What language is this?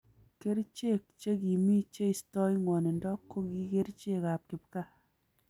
Kalenjin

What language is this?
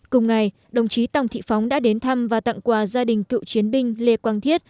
Vietnamese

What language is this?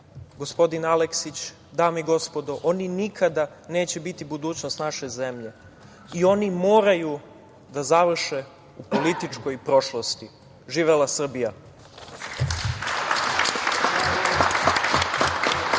Serbian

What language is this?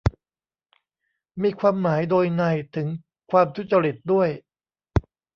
Thai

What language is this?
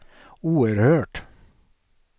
Swedish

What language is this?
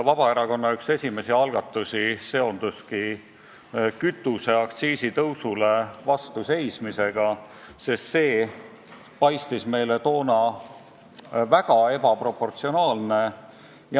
Estonian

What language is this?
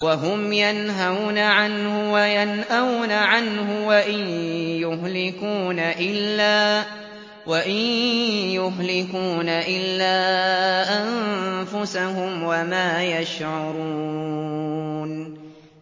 Arabic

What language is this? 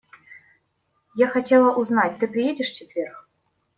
Russian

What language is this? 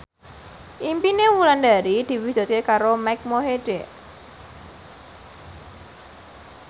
Javanese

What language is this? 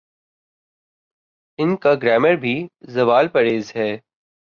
Urdu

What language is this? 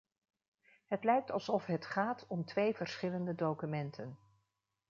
Dutch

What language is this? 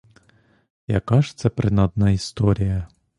Ukrainian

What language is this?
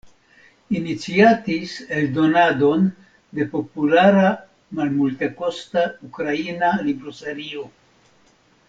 Esperanto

